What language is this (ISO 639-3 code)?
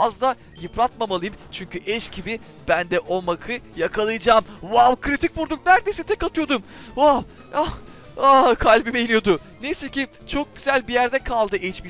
tur